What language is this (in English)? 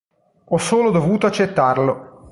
Italian